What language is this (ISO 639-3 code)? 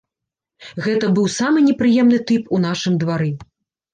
bel